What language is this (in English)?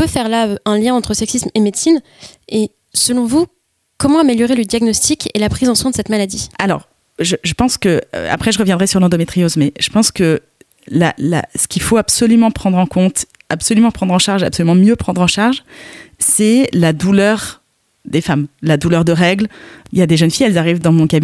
French